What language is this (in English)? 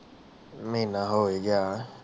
Punjabi